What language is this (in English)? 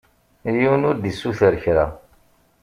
Kabyle